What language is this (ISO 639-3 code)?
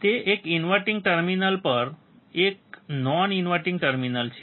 guj